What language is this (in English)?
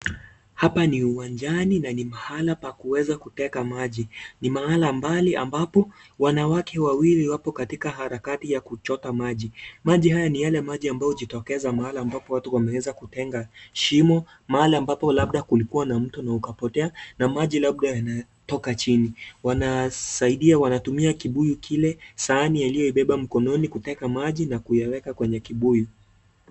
Swahili